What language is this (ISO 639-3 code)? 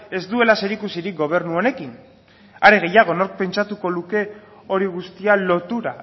eus